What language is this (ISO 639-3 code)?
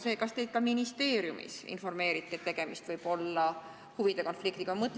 est